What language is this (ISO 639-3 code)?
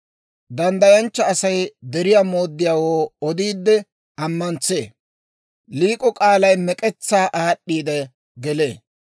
dwr